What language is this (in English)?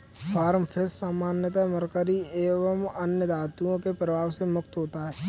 Hindi